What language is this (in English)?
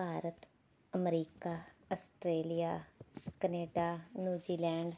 Punjabi